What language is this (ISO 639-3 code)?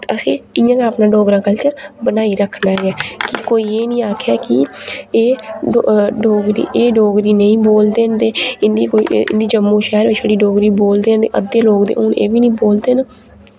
doi